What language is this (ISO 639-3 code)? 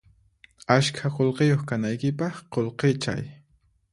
qxp